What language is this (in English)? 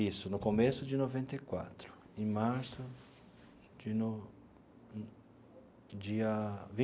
Portuguese